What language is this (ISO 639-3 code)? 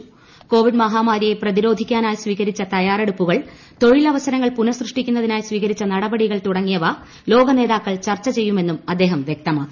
mal